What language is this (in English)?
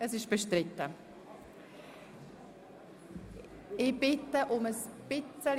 Swiss German